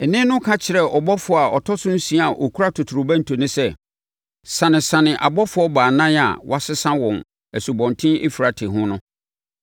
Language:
Akan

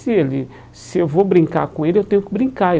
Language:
Portuguese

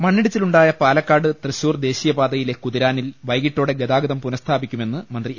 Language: Malayalam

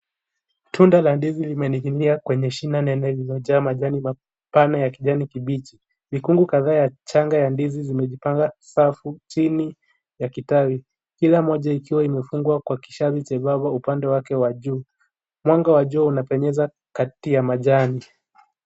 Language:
Swahili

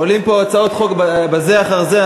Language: Hebrew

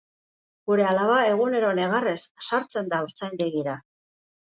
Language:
Basque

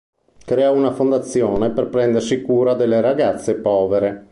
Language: Italian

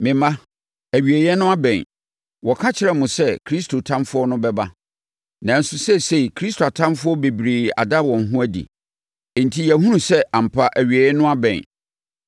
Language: Akan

